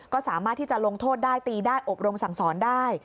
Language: Thai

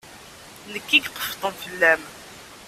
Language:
Kabyle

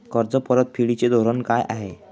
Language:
Marathi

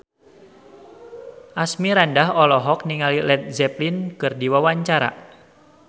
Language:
Sundanese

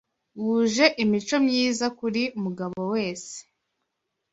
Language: Kinyarwanda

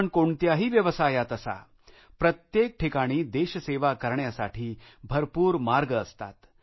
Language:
Marathi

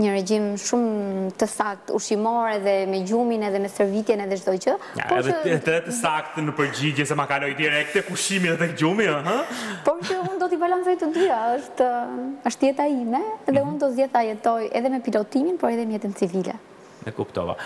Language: Romanian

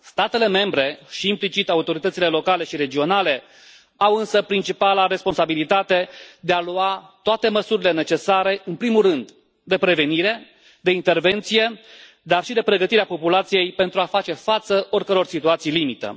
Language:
Romanian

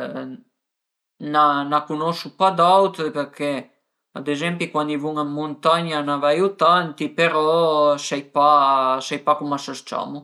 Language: Piedmontese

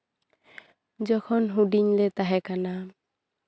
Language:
Santali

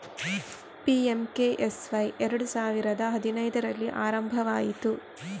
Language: Kannada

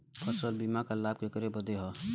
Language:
Bhojpuri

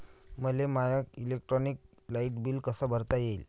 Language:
Marathi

